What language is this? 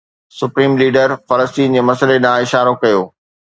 Sindhi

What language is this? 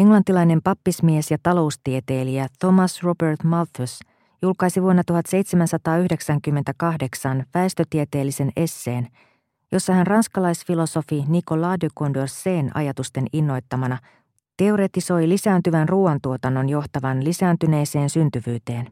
Finnish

